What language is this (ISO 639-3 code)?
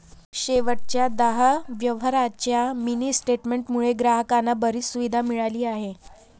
mar